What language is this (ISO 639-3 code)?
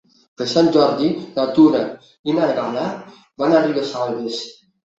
cat